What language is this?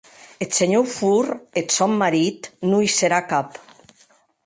Occitan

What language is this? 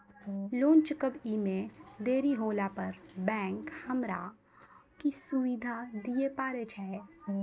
Maithili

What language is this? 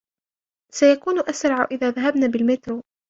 Arabic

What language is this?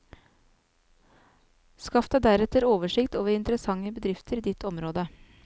Norwegian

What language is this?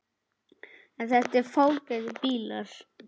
Icelandic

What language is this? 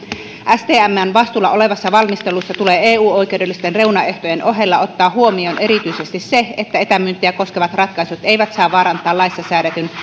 Finnish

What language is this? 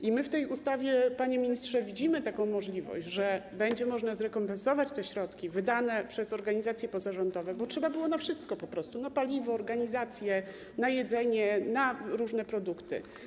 Polish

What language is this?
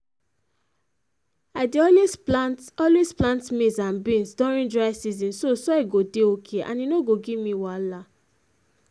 Nigerian Pidgin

